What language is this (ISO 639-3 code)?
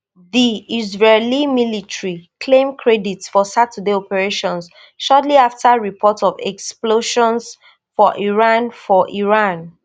pcm